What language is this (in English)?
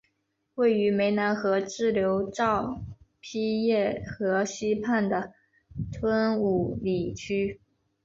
Chinese